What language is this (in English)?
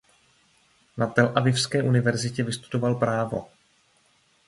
Czech